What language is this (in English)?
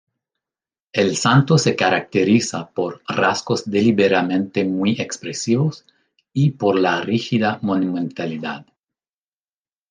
Spanish